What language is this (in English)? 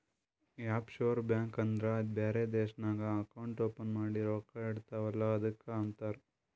Kannada